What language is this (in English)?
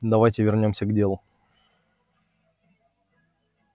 Russian